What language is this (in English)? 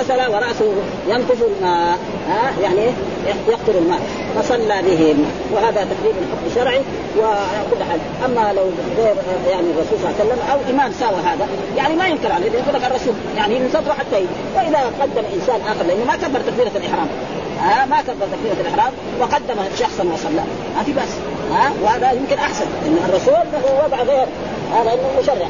Arabic